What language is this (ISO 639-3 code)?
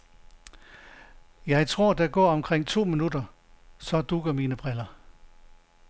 dan